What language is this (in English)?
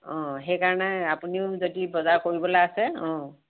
Assamese